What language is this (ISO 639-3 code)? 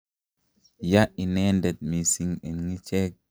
kln